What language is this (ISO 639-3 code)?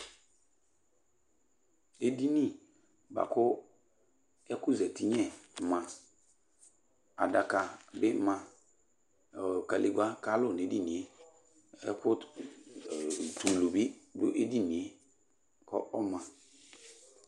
kpo